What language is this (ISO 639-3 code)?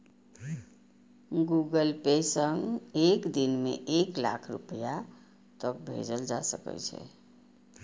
mai